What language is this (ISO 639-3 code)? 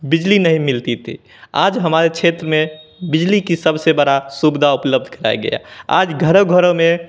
hin